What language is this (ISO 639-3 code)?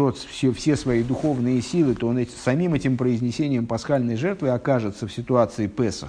rus